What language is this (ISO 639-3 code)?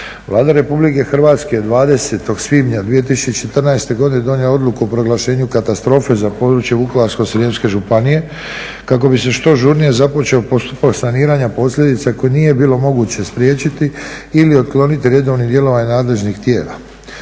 hrv